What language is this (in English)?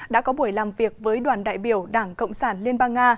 Vietnamese